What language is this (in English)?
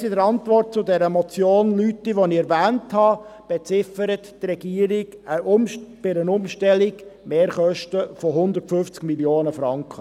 Swiss German